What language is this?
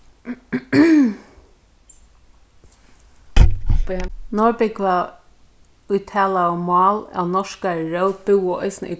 Faroese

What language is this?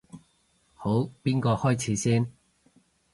Cantonese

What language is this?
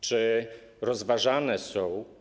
Polish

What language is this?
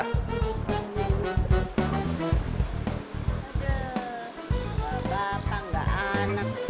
Indonesian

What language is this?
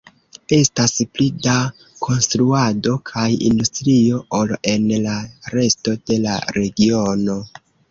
Esperanto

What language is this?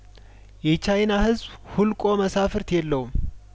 Amharic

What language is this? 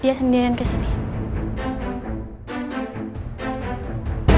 Indonesian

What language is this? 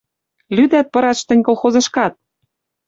Western Mari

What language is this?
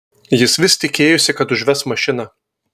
Lithuanian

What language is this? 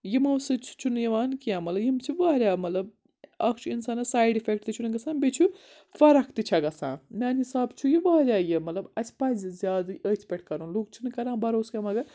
Kashmiri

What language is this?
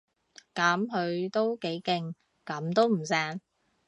Cantonese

